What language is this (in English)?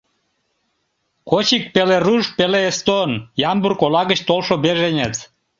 Mari